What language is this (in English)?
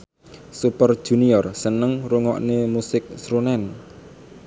Javanese